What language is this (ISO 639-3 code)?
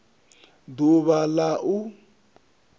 ven